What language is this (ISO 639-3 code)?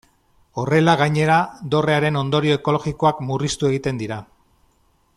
eus